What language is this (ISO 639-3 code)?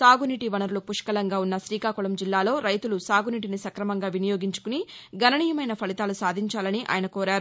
tel